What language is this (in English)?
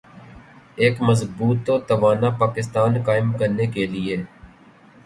Urdu